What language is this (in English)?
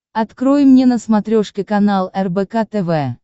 Russian